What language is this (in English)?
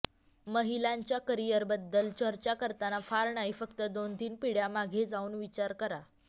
Marathi